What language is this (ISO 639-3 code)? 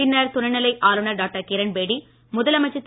tam